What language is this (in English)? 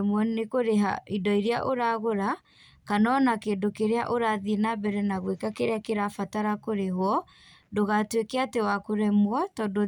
Kikuyu